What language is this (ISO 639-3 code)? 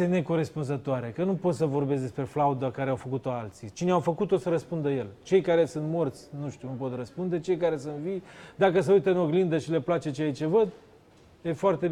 ron